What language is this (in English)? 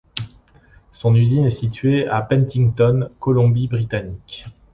French